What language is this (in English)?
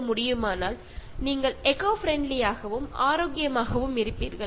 Malayalam